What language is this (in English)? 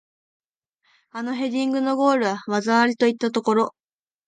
Japanese